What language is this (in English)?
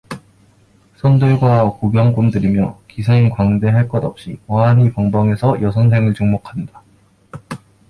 Korean